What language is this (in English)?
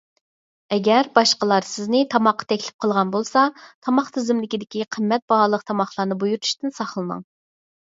Uyghur